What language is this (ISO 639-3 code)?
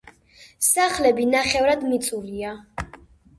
kat